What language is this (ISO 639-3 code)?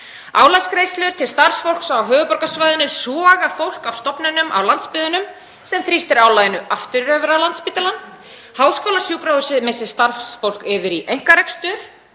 isl